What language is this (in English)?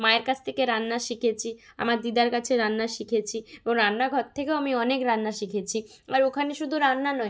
Bangla